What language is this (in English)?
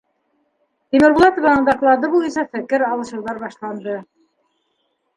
Bashkir